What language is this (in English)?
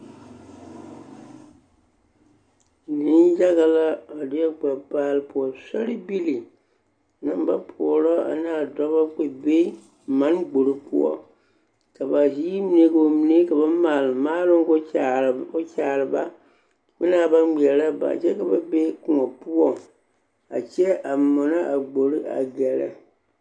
Southern Dagaare